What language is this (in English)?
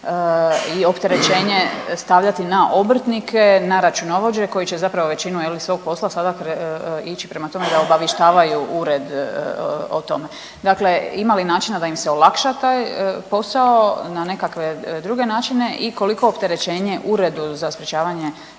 Croatian